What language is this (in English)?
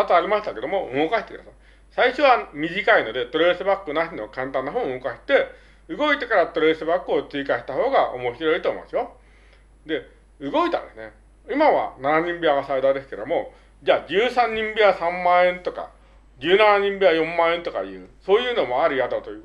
Japanese